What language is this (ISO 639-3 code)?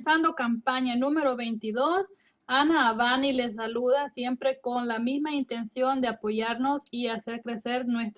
spa